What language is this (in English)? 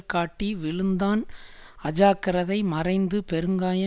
Tamil